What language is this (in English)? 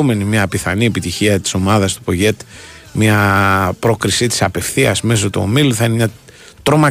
Greek